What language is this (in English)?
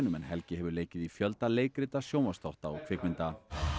Icelandic